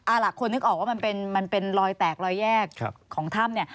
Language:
Thai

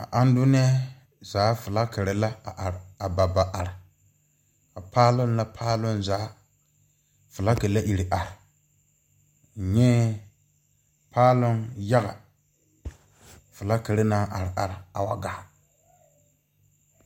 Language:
Southern Dagaare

